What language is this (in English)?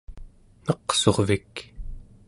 Central Yupik